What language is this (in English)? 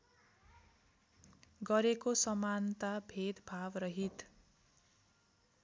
Nepali